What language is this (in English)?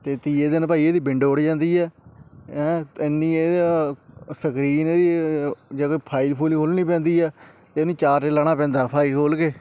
Punjabi